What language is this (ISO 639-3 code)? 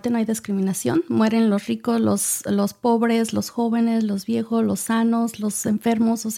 spa